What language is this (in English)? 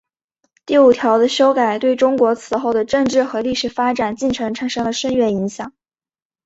Chinese